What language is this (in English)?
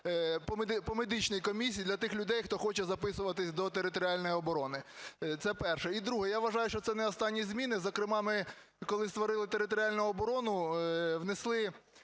Ukrainian